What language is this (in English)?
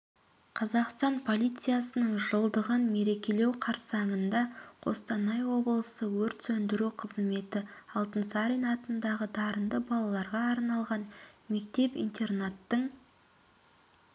Kazakh